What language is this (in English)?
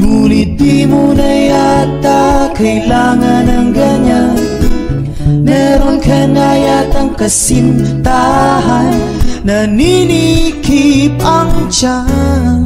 Indonesian